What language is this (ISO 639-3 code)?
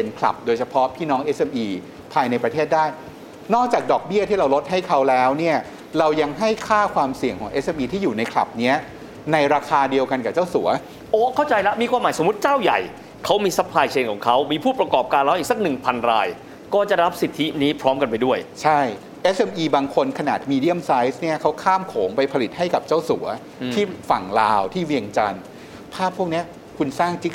tha